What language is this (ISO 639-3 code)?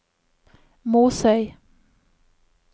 nor